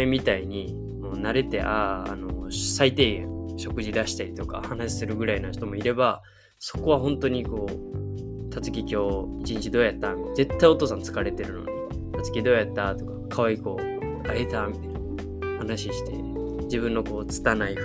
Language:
Japanese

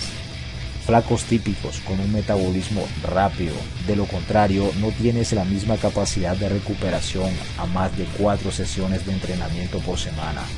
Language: Spanish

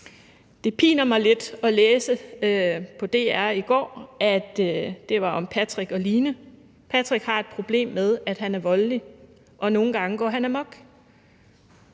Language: Danish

